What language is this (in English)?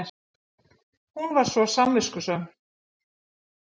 Icelandic